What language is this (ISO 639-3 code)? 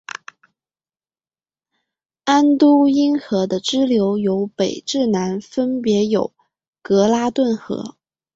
zho